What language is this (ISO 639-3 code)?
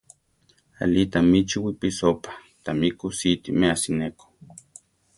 tar